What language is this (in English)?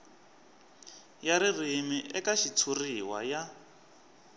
Tsonga